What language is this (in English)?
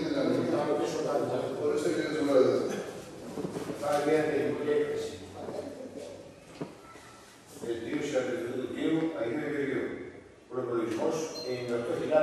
Greek